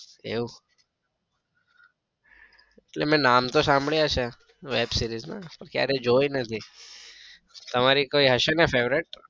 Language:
Gujarati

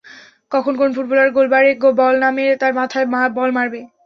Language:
Bangla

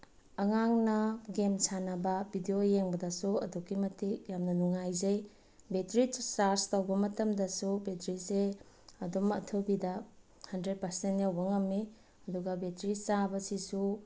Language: Manipuri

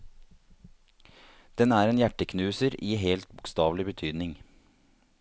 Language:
Norwegian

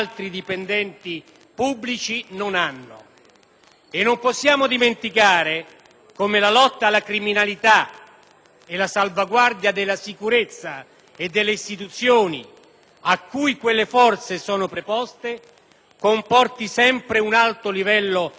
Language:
Italian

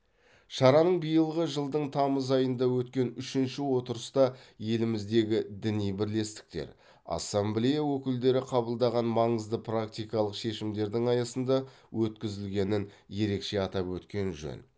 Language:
Kazakh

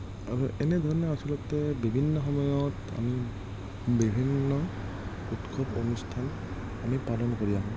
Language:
Assamese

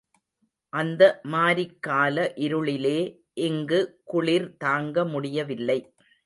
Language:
Tamil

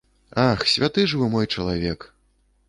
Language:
Belarusian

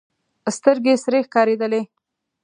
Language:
Pashto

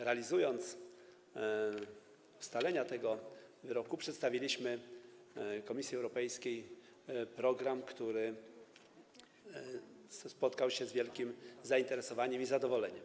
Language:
Polish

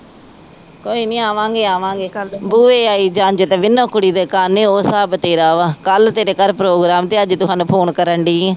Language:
Punjabi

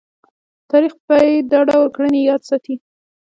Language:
Pashto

